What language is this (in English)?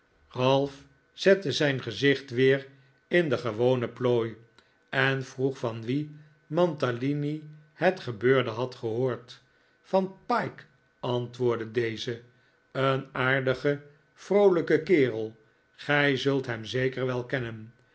Dutch